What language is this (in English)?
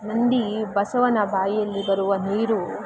Kannada